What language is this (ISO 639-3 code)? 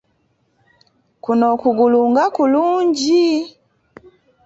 lug